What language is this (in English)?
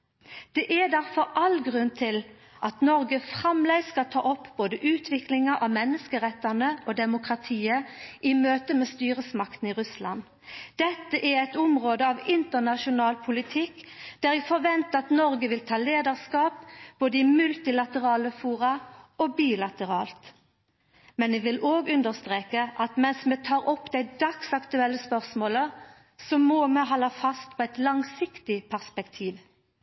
Norwegian Nynorsk